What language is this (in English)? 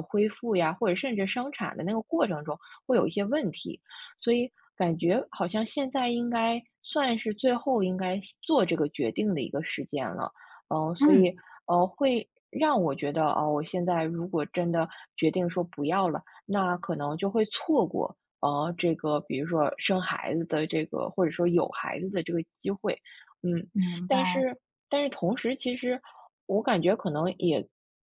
Chinese